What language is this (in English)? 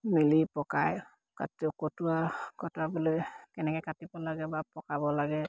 Assamese